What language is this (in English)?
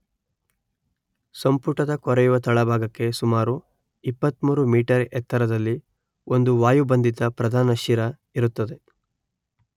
Kannada